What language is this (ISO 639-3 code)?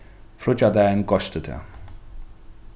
fao